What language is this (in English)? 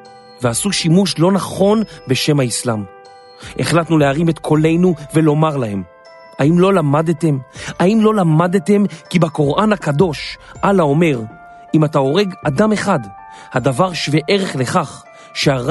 Hebrew